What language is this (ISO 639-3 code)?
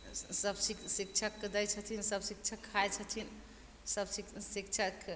mai